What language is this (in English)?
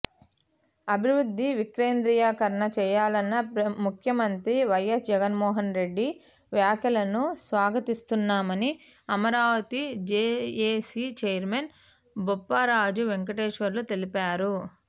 Telugu